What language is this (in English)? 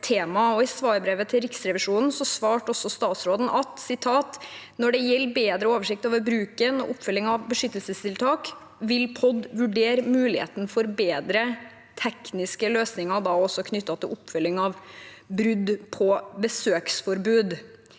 Norwegian